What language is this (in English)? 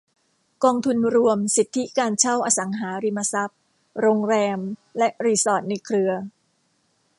Thai